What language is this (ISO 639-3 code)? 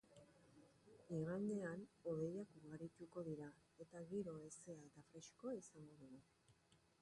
eus